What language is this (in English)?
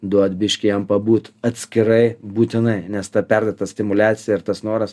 Lithuanian